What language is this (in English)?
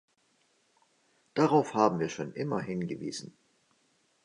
German